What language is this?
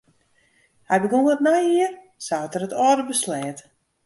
Western Frisian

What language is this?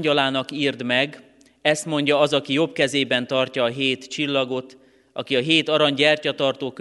Hungarian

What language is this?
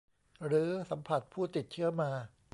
Thai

